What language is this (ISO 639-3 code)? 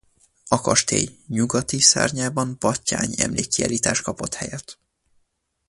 hun